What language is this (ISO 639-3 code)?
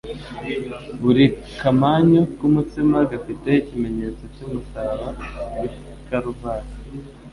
kin